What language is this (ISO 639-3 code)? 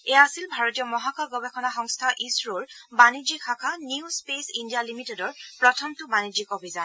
asm